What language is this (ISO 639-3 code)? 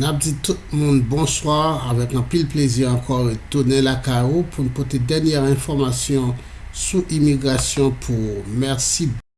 fra